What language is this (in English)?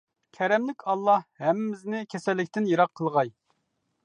Uyghur